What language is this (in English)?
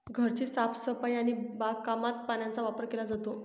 Marathi